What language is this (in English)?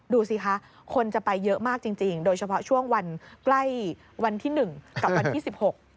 Thai